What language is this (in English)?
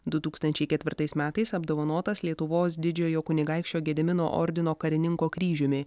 Lithuanian